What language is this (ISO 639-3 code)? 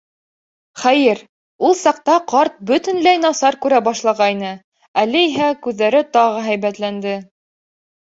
bak